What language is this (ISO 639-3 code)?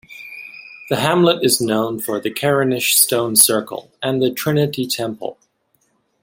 eng